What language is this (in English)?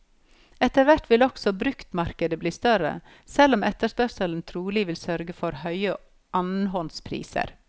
Norwegian